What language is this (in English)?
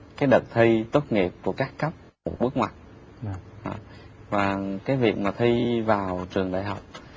Vietnamese